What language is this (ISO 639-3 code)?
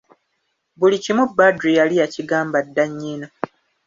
lug